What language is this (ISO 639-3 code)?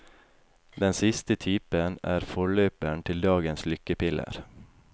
nor